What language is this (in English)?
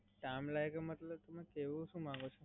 Gujarati